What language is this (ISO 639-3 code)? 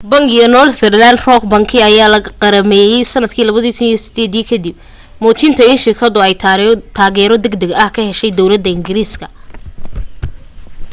som